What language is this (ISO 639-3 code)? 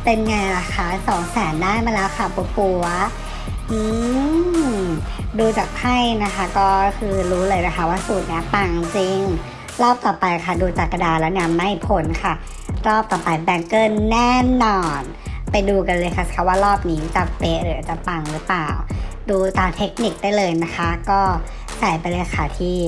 tha